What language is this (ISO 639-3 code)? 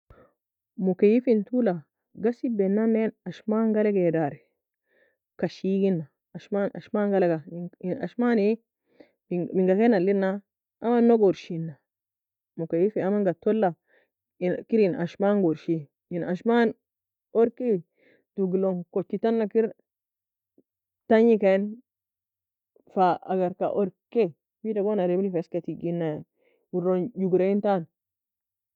fia